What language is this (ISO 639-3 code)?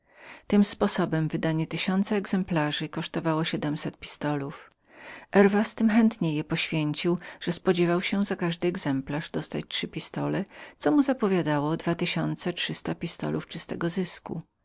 pol